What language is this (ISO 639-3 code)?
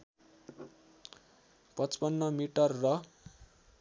nep